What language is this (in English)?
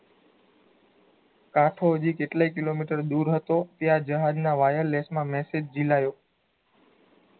Gujarati